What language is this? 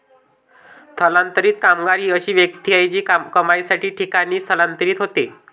Marathi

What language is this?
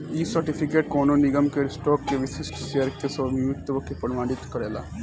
Bhojpuri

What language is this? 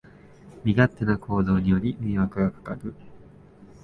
Japanese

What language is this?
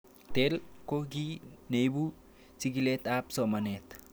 Kalenjin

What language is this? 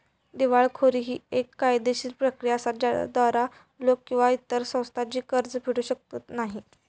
Marathi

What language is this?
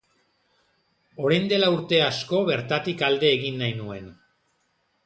Basque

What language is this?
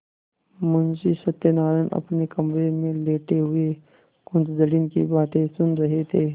Hindi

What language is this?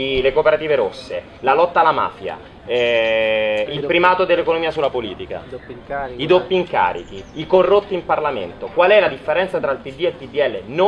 Italian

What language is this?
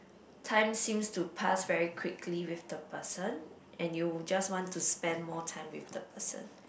English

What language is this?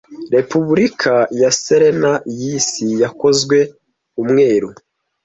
Kinyarwanda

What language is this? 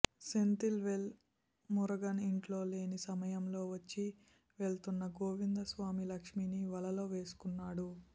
Telugu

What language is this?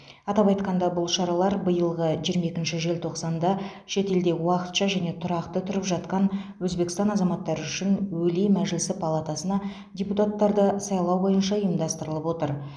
Kazakh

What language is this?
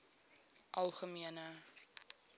Afrikaans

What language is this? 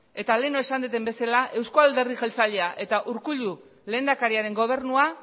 Basque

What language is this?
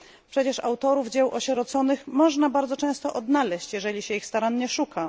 Polish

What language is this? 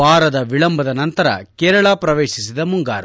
Kannada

